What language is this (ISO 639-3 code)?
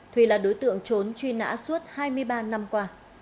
vie